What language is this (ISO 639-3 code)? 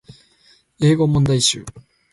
jpn